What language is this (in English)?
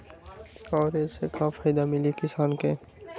Magahi